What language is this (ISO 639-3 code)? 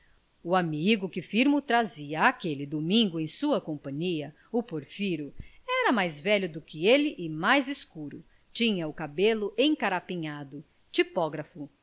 por